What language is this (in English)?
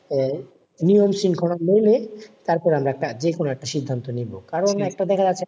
Bangla